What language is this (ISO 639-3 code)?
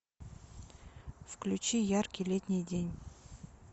rus